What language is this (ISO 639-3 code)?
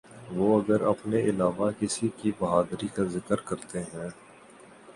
urd